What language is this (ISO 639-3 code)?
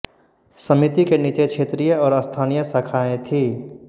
hin